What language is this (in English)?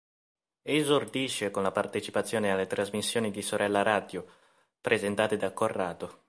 Italian